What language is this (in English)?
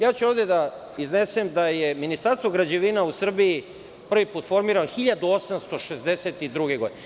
Serbian